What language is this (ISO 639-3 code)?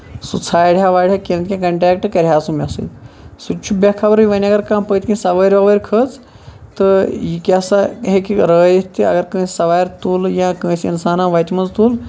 kas